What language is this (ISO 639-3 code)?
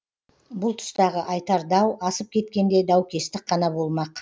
kaz